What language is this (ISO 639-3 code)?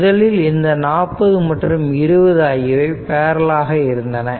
tam